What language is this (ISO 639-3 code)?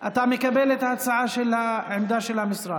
heb